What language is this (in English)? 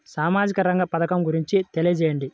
Telugu